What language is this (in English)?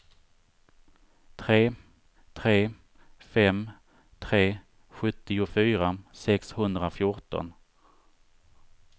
Swedish